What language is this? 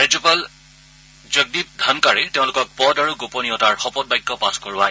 Assamese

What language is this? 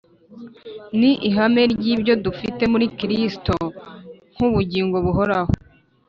Kinyarwanda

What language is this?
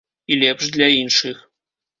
Belarusian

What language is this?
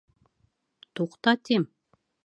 Bashkir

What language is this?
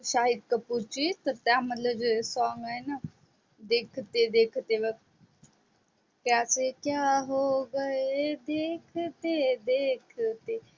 Marathi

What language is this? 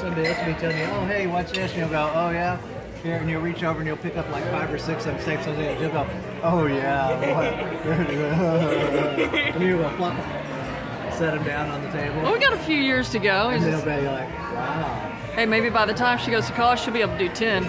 English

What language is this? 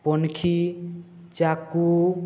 Odia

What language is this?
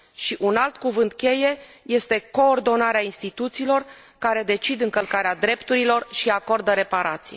Romanian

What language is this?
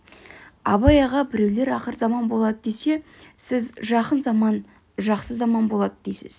Kazakh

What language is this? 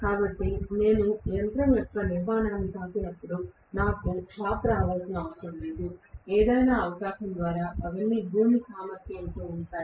Telugu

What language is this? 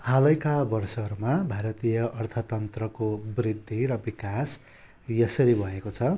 Nepali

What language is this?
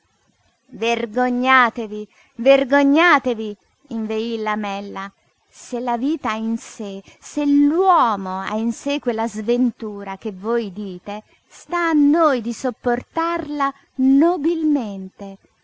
Italian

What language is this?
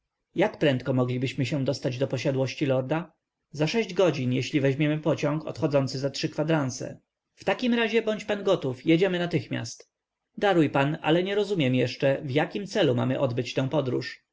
Polish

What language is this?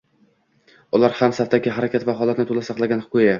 Uzbek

